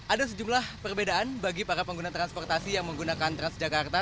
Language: Indonesian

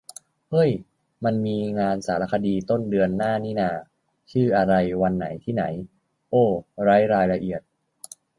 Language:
Thai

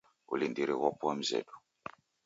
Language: Taita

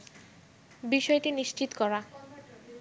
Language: Bangla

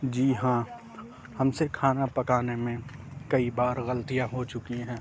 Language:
Urdu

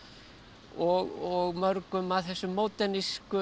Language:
Icelandic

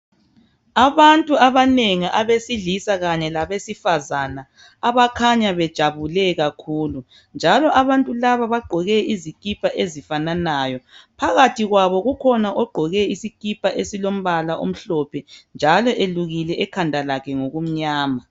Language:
North Ndebele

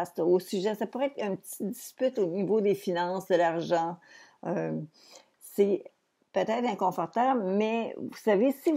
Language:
French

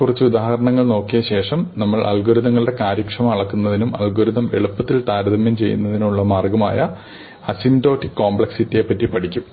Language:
Malayalam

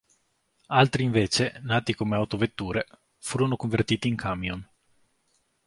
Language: Italian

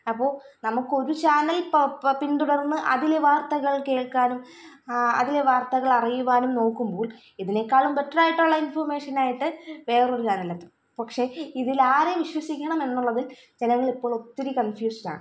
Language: Malayalam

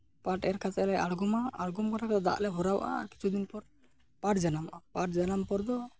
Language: Santali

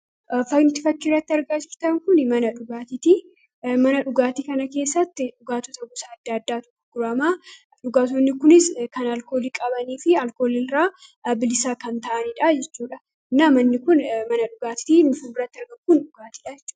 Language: Oromo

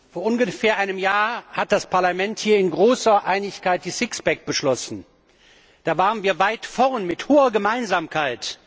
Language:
German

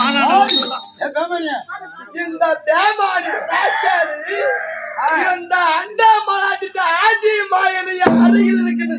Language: Tamil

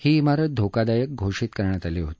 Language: Marathi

